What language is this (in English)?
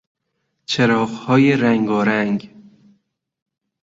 Persian